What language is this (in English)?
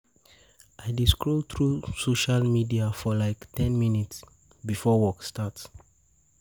Nigerian Pidgin